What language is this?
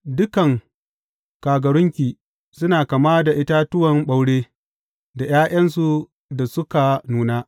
Hausa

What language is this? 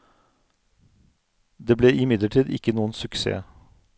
Norwegian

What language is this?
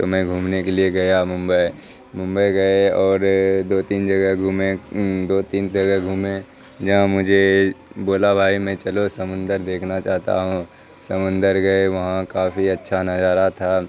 Urdu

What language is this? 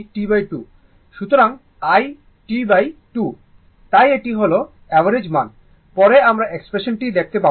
Bangla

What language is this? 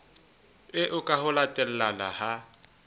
Southern Sotho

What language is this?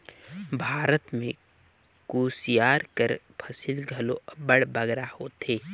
Chhattisgarhi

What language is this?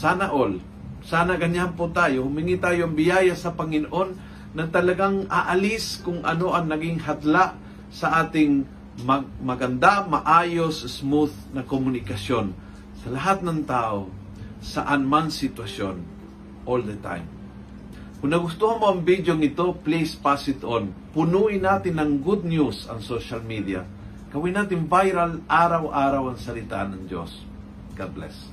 Filipino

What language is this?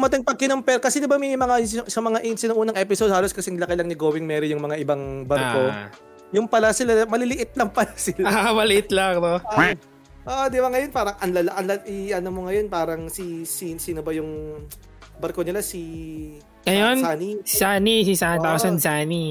Filipino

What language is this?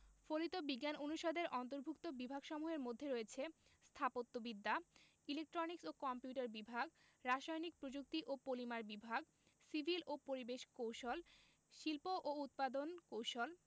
Bangla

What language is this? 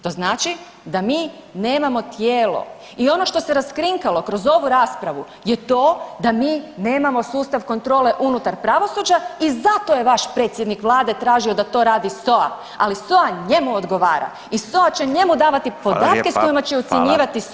Croatian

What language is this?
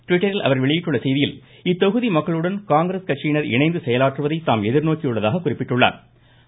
Tamil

